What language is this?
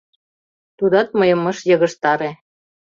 Mari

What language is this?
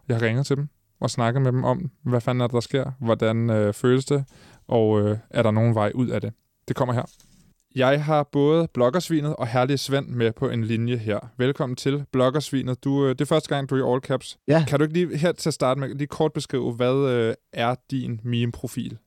Danish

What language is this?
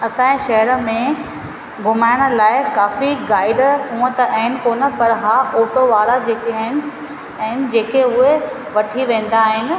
Sindhi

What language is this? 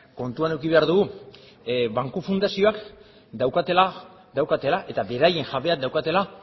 Basque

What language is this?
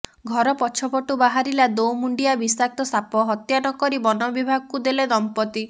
Odia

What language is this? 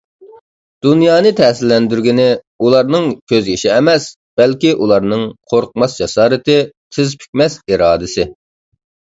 Uyghur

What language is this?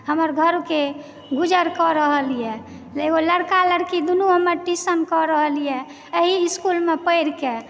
Maithili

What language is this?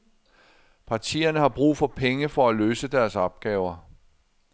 Danish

